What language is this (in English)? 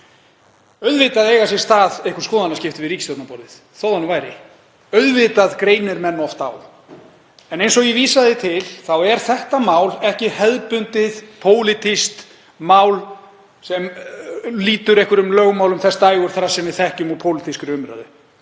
Icelandic